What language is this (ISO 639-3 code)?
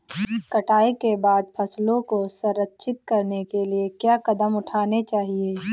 hin